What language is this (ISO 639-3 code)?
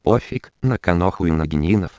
rus